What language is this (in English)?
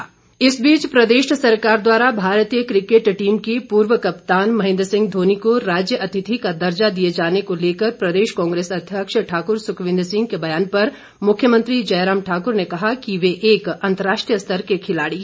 Hindi